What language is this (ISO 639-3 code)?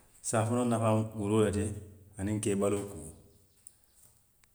mlq